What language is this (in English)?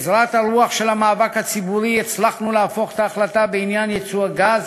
Hebrew